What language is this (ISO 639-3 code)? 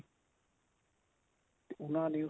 pan